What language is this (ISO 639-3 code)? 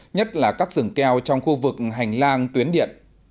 vie